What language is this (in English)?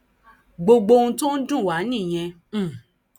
Yoruba